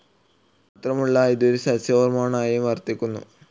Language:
Malayalam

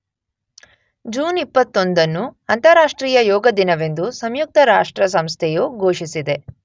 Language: Kannada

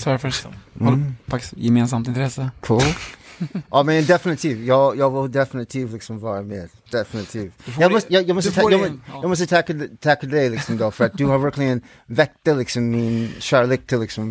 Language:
Swedish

